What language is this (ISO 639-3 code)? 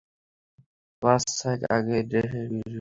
ben